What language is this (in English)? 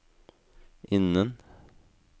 Norwegian